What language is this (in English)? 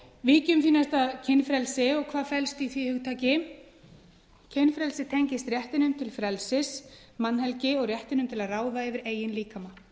Icelandic